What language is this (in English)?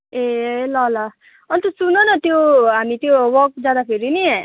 Nepali